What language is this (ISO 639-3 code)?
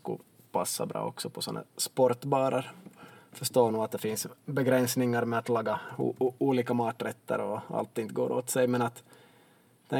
swe